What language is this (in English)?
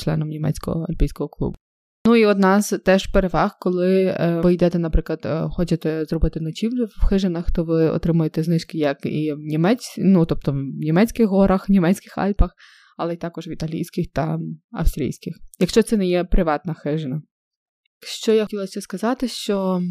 Ukrainian